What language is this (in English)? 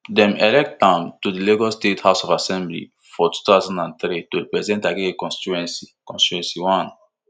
Nigerian Pidgin